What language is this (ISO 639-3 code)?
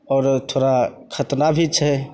mai